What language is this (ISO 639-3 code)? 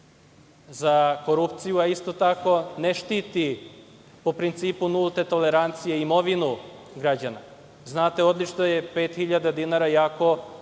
srp